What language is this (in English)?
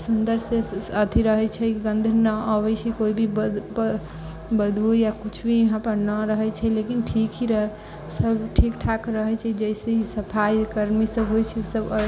Maithili